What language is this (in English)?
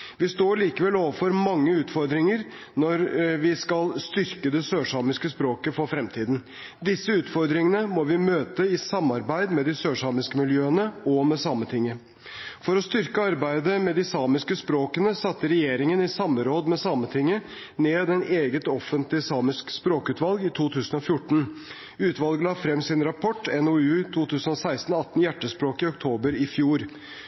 Norwegian Bokmål